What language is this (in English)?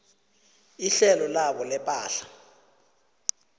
South Ndebele